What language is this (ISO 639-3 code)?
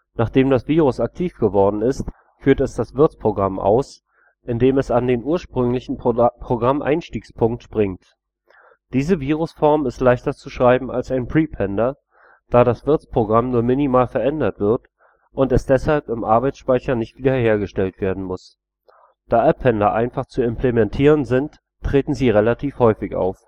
deu